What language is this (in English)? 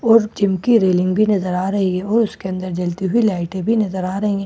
Hindi